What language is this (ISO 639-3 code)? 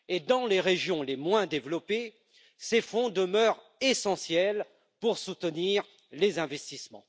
fra